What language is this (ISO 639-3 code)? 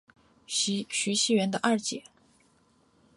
zho